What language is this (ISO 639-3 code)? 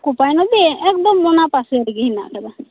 sat